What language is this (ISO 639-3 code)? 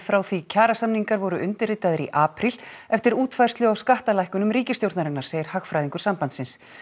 isl